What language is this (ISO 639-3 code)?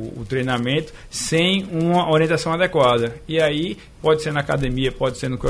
por